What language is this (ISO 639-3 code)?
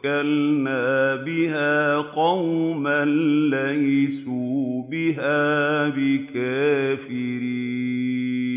ara